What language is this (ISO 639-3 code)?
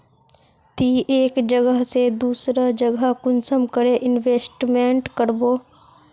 mag